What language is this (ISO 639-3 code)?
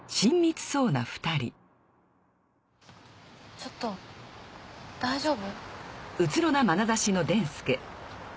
jpn